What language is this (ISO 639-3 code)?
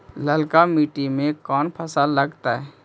mag